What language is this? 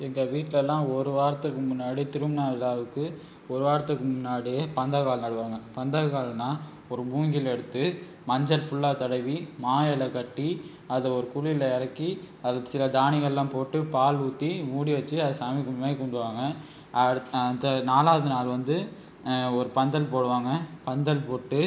Tamil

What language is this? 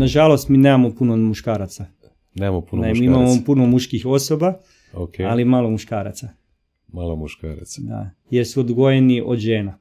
Croatian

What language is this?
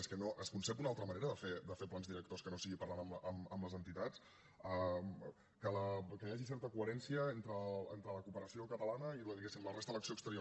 Catalan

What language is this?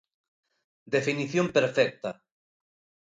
Galician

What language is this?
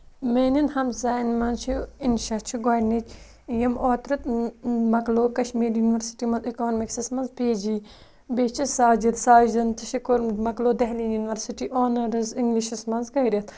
Kashmiri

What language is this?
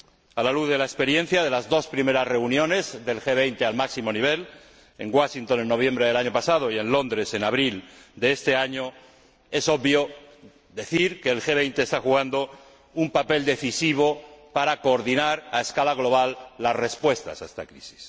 Spanish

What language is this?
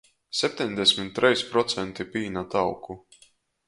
Latgalian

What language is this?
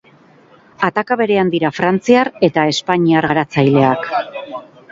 Basque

